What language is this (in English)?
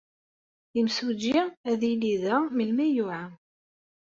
Kabyle